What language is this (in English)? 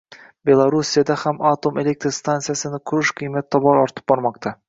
Uzbek